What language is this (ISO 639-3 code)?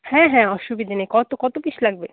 ben